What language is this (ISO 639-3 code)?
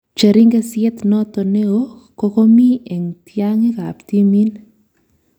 kln